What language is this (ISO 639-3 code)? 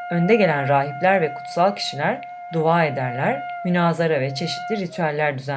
tur